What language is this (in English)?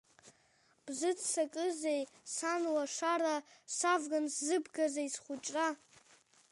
Abkhazian